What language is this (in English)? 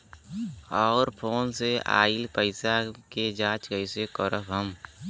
Bhojpuri